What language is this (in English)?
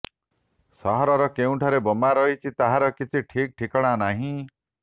Odia